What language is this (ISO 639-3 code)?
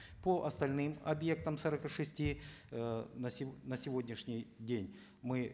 kaz